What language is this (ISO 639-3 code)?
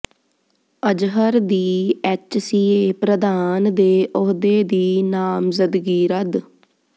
pan